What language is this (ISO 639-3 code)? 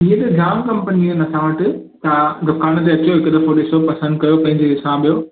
snd